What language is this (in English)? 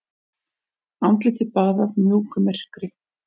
Icelandic